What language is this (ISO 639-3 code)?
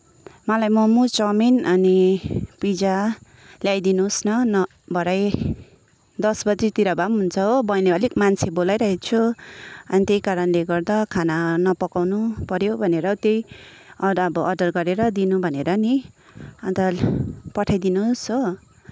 nep